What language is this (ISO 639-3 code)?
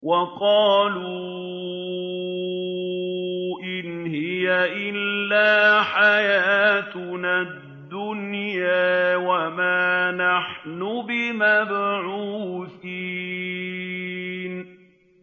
ara